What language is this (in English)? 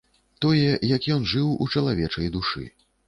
Belarusian